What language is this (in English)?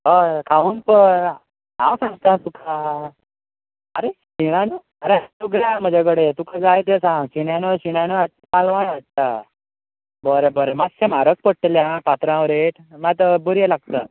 Konkani